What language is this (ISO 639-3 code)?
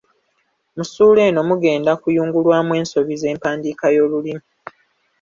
lug